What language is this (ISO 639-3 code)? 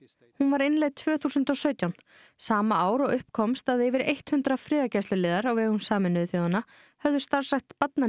isl